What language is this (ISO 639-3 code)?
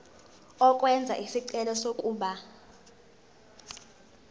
zul